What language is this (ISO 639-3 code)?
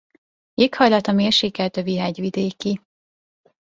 hun